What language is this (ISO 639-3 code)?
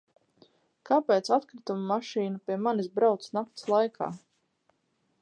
lav